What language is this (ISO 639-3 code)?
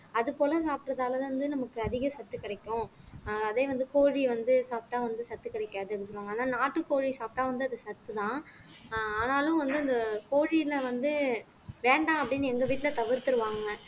tam